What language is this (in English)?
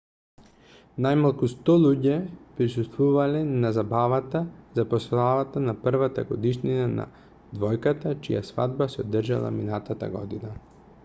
Macedonian